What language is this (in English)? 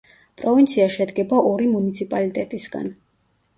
Georgian